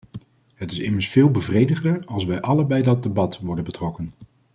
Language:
Dutch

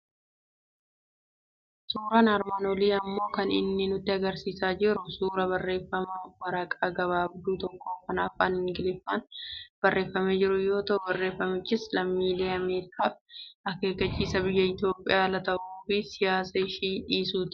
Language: Oromo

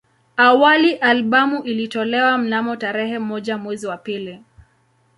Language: Swahili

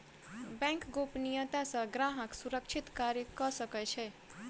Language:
Maithili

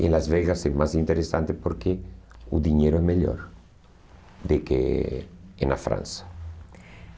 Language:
Portuguese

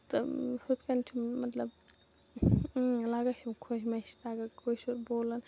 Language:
Kashmiri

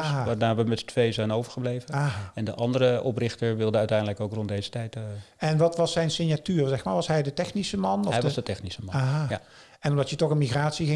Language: Dutch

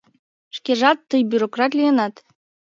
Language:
Mari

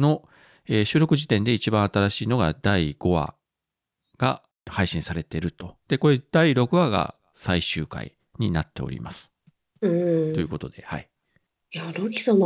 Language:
Japanese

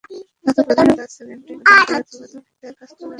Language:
Bangla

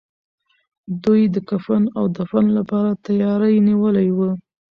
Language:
Pashto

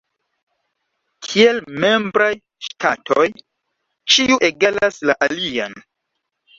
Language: Esperanto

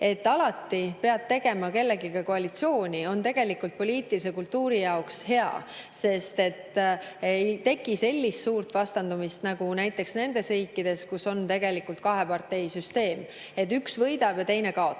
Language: Estonian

